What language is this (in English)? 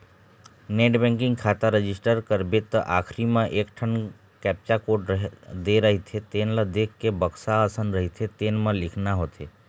Chhattisgarhi